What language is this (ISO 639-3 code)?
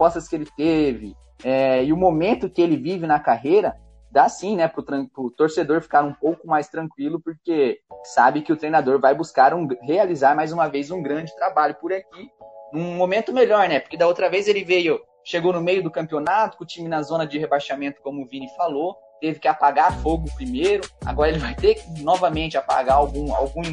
por